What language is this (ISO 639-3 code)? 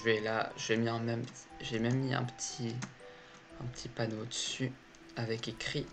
fra